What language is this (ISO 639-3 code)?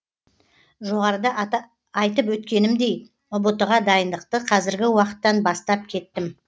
kaz